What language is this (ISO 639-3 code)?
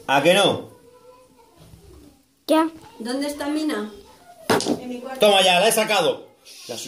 spa